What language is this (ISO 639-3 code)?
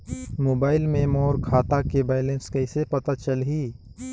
hne